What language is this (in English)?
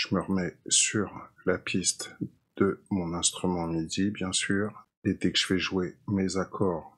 French